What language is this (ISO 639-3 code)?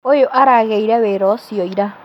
kik